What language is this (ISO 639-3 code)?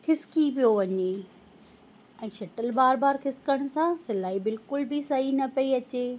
snd